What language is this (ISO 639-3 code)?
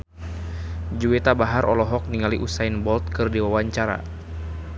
sun